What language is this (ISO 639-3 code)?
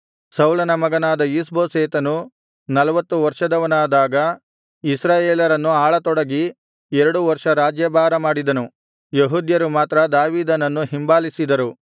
kan